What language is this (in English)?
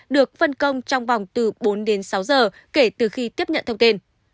Vietnamese